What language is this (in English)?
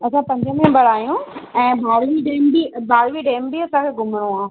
Sindhi